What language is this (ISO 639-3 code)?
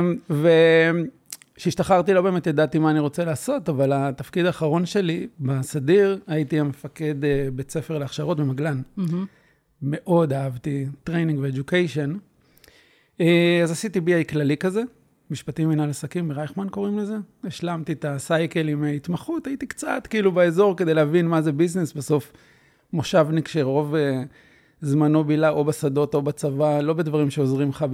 heb